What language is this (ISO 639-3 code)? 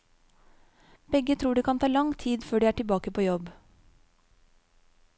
nor